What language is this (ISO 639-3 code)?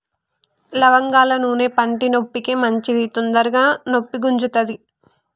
tel